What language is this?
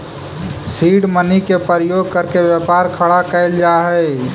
Magahi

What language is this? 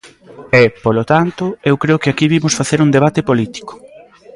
Galician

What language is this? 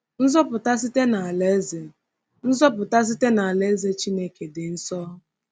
Igbo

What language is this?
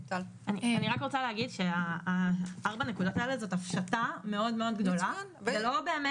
Hebrew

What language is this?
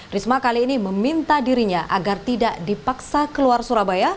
Indonesian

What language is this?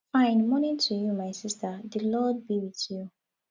Nigerian Pidgin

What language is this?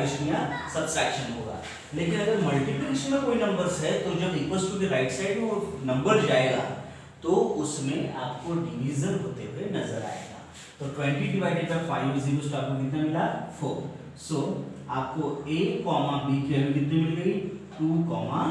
Hindi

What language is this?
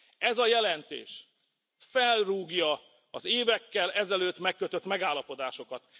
Hungarian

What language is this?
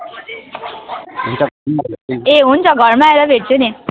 Nepali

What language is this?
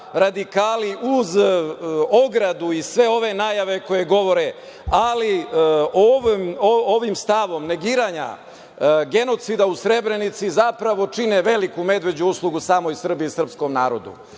Serbian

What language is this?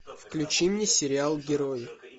Russian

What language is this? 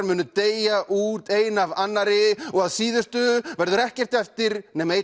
Icelandic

